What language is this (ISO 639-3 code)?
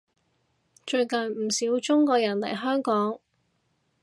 yue